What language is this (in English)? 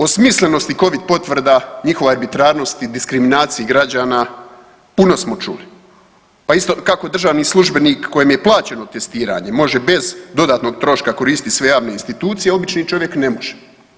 Croatian